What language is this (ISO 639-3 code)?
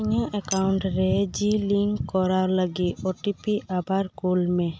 sat